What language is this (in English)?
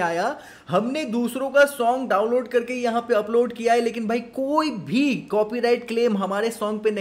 Hindi